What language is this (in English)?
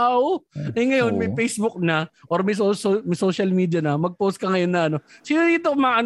Filipino